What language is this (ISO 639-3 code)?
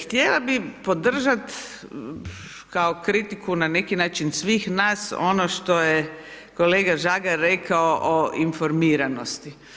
hrv